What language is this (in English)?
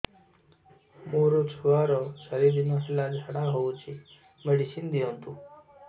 Odia